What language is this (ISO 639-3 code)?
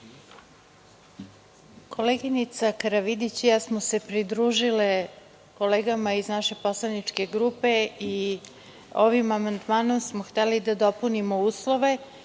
srp